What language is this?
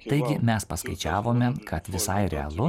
Lithuanian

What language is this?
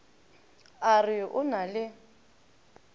Northern Sotho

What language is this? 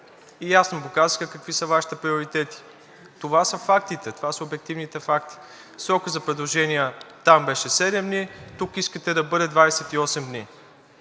Bulgarian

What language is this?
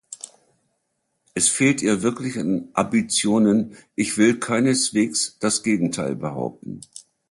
German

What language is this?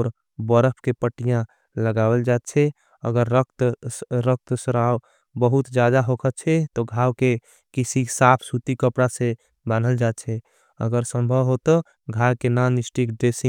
Angika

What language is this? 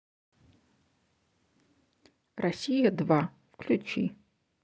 Russian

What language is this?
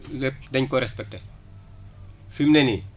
Wolof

